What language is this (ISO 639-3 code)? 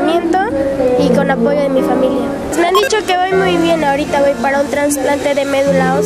spa